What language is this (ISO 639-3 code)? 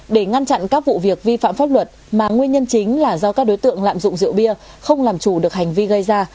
vie